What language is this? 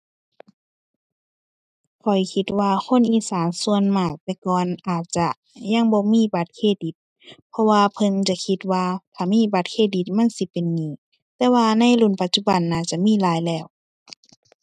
Thai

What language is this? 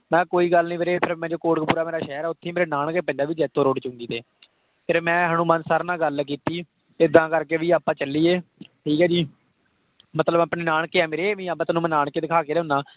Punjabi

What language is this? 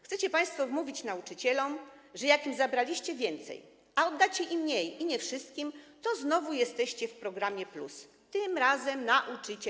Polish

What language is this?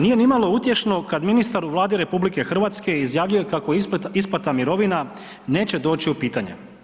Croatian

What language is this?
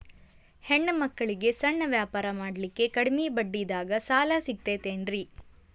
Kannada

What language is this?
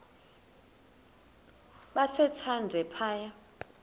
Xhosa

